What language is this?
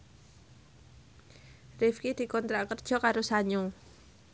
Javanese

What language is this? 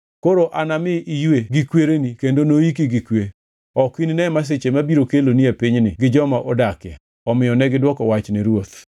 Luo (Kenya and Tanzania)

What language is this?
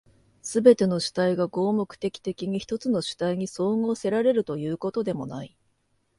Japanese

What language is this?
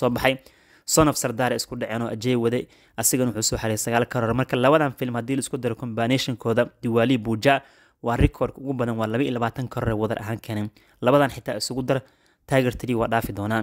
Arabic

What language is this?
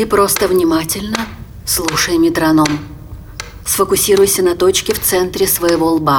Russian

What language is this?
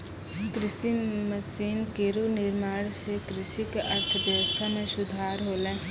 Maithili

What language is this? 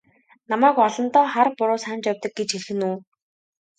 Mongolian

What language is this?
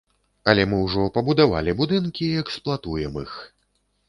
Belarusian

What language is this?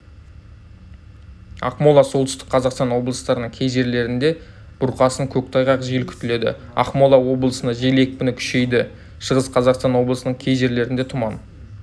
Kazakh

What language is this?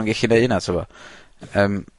Welsh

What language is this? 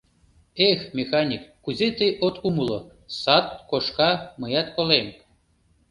Mari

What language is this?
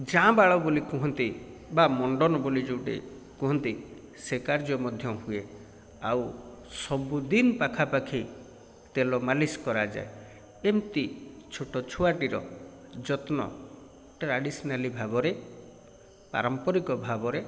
Odia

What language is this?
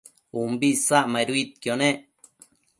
Matsés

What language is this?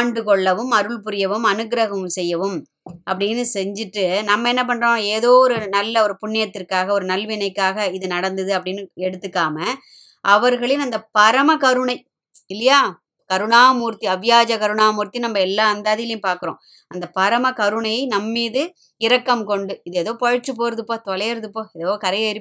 Tamil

